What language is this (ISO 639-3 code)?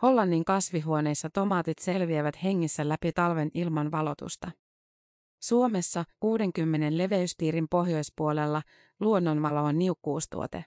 fin